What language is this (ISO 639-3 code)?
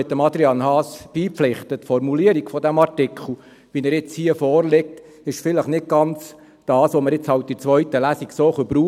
gsw